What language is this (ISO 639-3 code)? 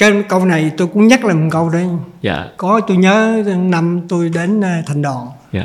vie